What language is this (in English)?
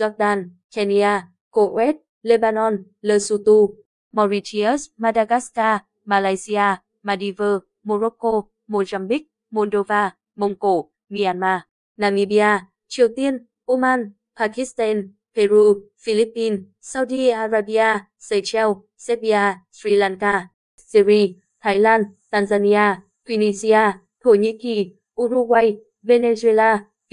Vietnamese